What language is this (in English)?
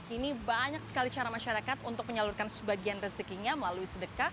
Indonesian